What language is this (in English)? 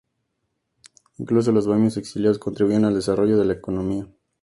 Spanish